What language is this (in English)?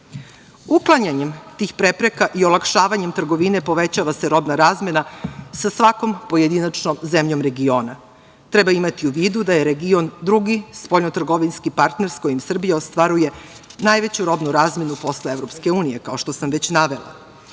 Serbian